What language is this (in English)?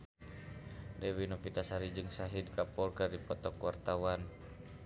Sundanese